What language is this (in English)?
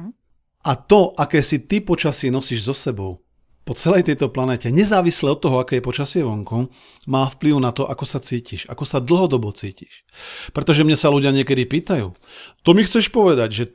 Slovak